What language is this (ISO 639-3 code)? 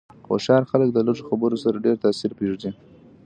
pus